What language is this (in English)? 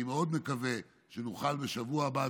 Hebrew